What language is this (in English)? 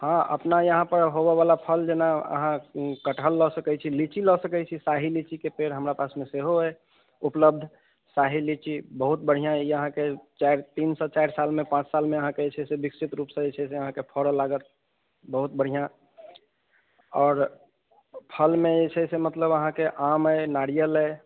Maithili